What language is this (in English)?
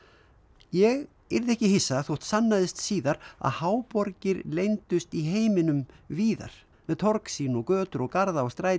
Icelandic